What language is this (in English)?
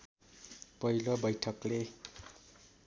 Nepali